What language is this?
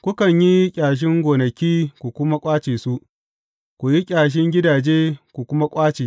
Hausa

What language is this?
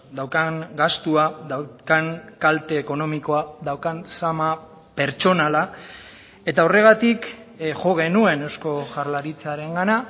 Basque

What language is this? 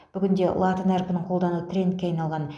Kazakh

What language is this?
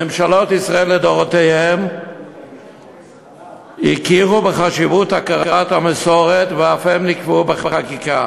Hebrew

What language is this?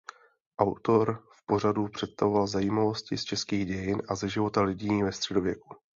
Czech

